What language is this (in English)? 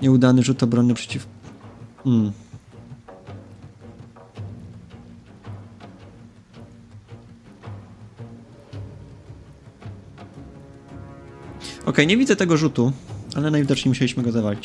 Polish